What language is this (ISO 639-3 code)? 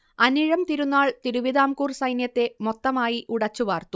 mal